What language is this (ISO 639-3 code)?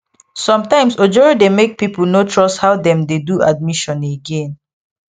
pcm